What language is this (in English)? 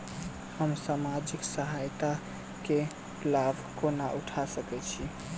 Maithili